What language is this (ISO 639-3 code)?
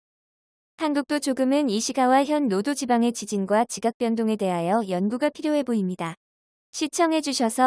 kor